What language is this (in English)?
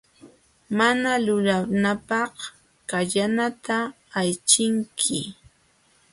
Jauja Wanca Quechua